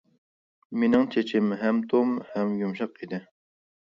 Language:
Uyghur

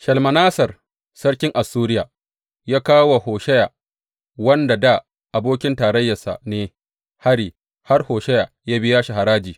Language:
Hausa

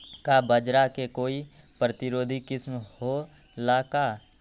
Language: Magahi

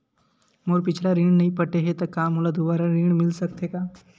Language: Chhattisgarhi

